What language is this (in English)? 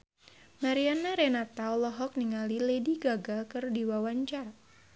Sundanese